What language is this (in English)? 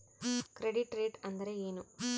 Kannada